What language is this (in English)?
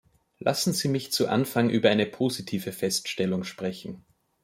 German